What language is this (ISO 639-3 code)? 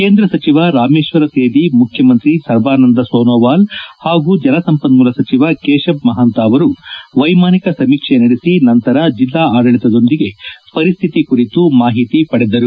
kan